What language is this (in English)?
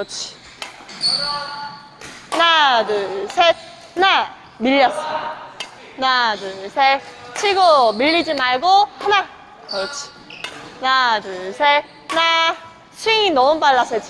Korean